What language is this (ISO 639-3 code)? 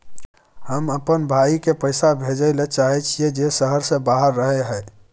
mai